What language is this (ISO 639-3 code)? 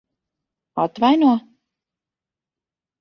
lav